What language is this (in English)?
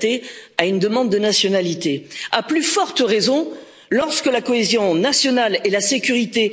French